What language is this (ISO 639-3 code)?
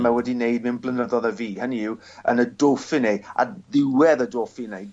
cym